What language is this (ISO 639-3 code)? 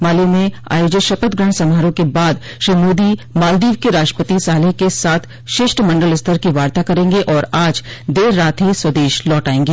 hin